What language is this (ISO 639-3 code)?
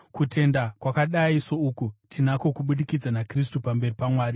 sna